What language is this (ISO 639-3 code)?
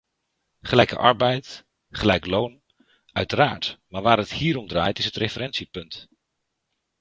nld